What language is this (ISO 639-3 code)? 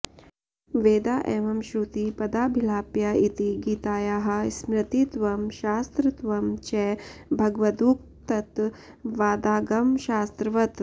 san